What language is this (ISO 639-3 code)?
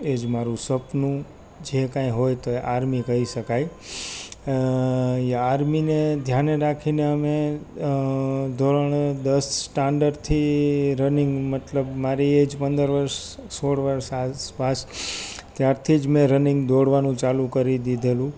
guj